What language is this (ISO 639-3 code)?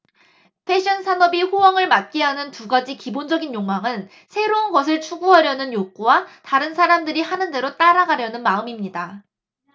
kor